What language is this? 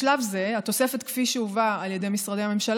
Hebrew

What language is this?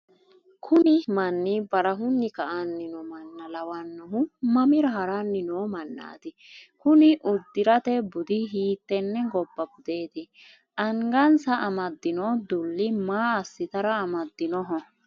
Sidamo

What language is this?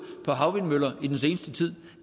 Danish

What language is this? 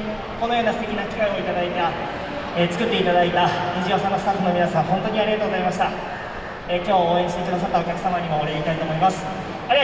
Japanese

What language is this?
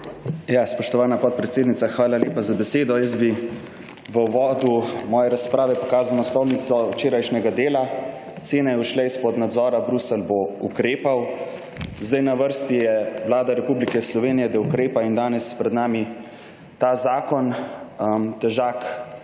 Slovenian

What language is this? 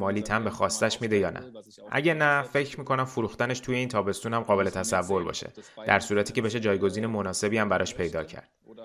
Persian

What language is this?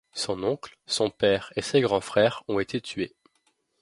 French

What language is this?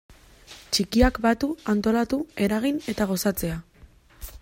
Basque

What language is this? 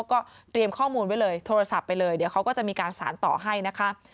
Thai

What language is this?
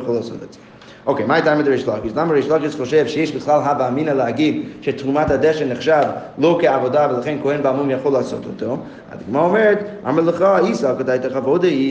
Hebrew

